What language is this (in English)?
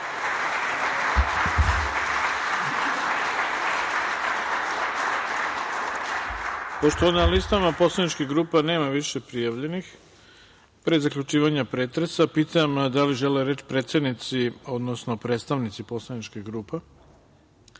Serbian